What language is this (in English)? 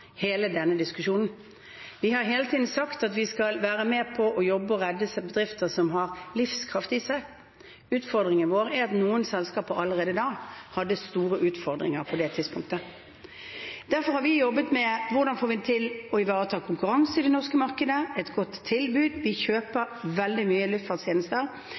Norwegian Bokmål